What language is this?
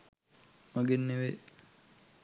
Sinhala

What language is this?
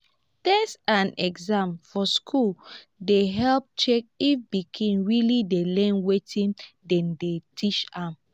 Nigerian Pidgin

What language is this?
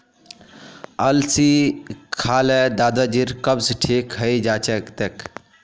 Magahi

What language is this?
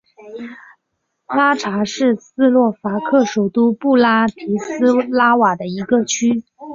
Chinese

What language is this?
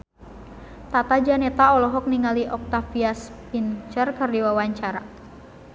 Sundanese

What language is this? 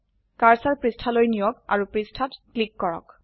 Assamese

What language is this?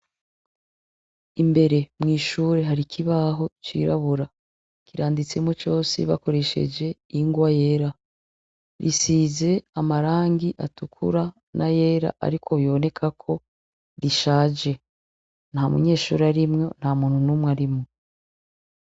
Rundi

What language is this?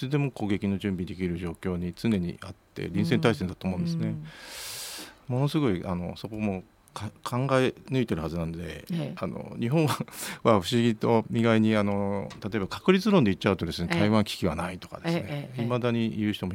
Japanese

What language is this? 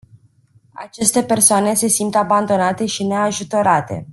Romanian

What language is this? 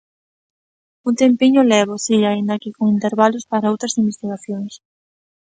Galician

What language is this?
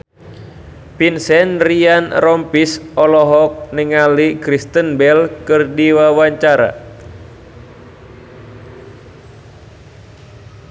Sundanese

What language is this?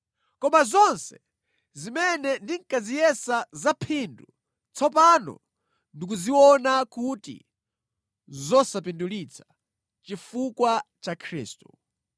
Nyanja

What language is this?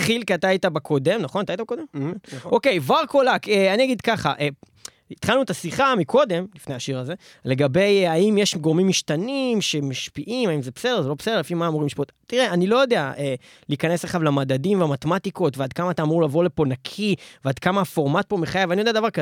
Hebrew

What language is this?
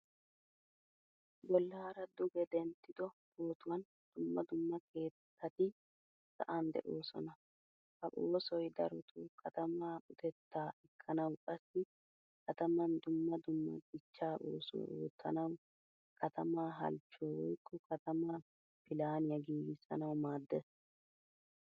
Wolaytta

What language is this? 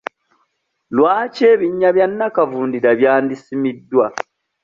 Ganda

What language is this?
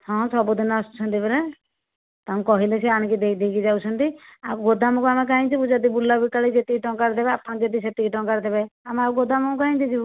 Odia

